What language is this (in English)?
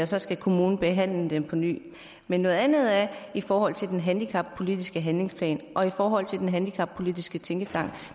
Danish